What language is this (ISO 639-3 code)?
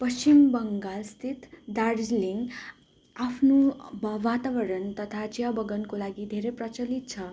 nep